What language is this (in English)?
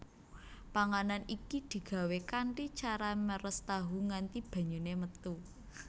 Javanese